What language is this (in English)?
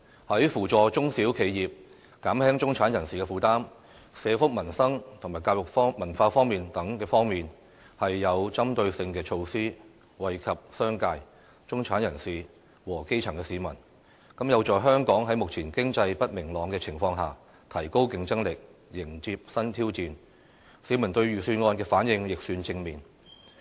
Cantonese